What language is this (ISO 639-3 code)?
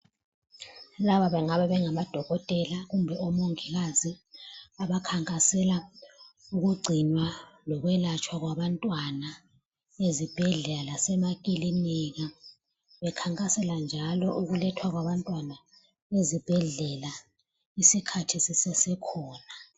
nde